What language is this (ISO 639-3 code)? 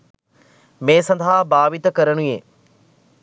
sin